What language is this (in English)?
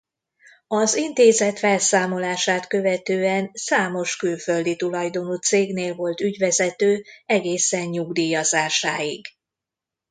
Hungarian